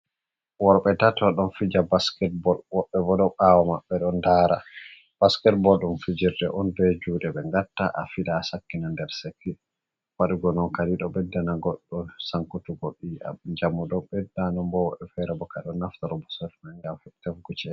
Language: Fula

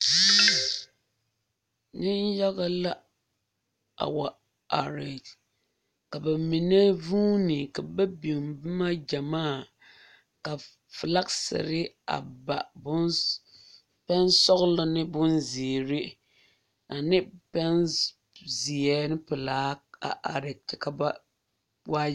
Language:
Southern Dagaare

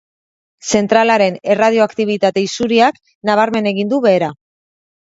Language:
Basque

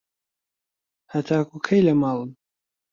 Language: Central Kurdish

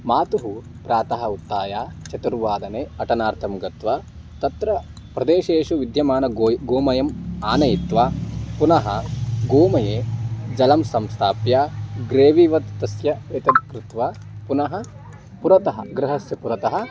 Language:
Sanskrit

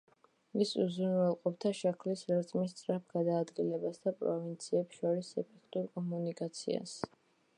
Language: Georgian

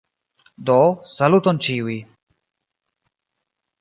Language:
Esperanto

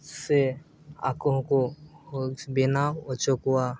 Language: Santali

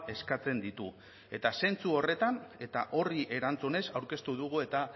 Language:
Basque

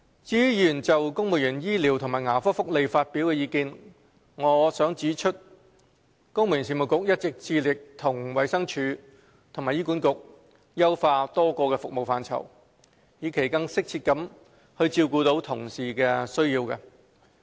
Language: Cantonese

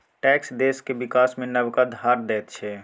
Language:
Maithili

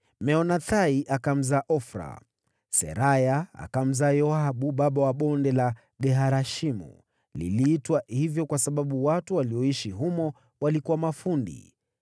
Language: Swahili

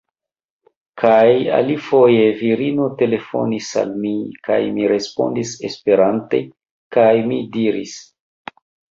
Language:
Esperanto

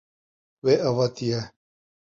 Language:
Kurdish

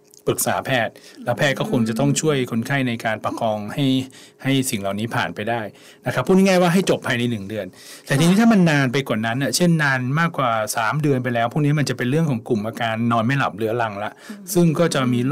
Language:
Thai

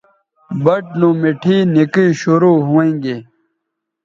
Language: Bateri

